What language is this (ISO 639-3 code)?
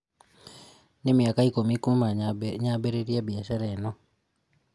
kik